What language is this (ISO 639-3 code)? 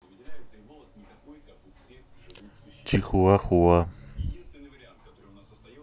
rus